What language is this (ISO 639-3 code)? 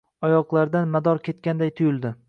uzb